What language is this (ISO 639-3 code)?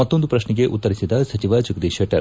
kan